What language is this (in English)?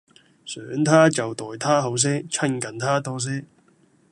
Cantonese